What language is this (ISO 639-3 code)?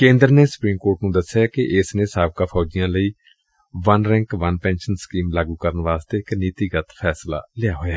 pan